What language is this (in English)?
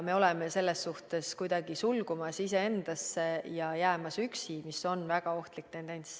Estonian